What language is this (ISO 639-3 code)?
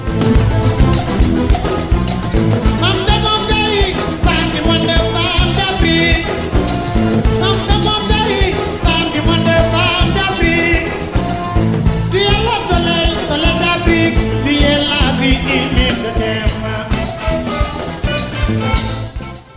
ful